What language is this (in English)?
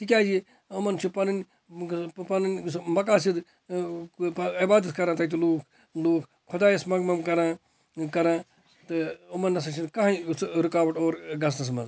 Kashmiri